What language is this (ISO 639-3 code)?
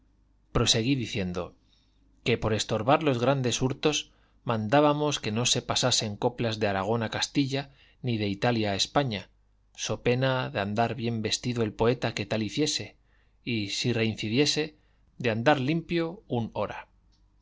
spa